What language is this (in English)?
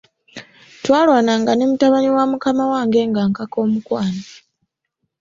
Ganda